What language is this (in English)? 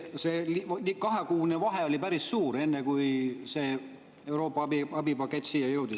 Estonian